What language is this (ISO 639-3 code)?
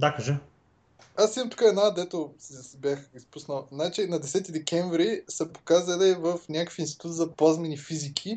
bul